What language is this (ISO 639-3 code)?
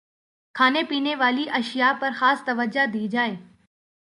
urd